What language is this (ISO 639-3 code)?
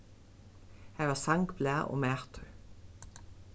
fao